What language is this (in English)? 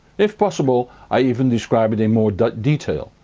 English